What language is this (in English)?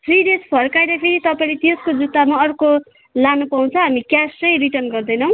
Nepali